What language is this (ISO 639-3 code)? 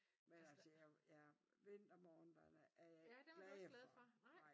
dan